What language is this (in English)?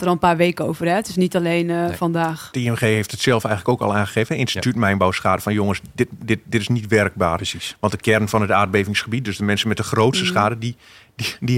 Dutch